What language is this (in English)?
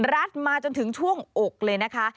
Thai